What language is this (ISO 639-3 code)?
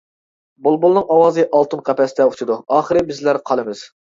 uig